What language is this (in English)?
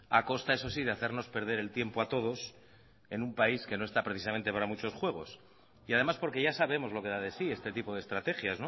Spanish